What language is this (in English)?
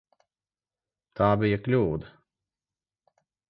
Latvian